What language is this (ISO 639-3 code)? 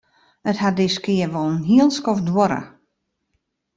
fry